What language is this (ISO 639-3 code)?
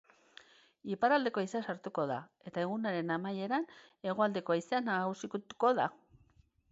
eus